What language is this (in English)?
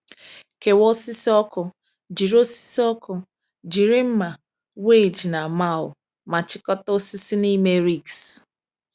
Igbo